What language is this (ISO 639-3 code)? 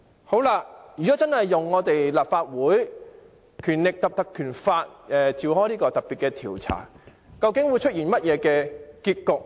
yue